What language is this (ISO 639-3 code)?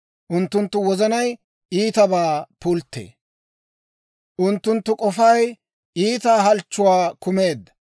dwr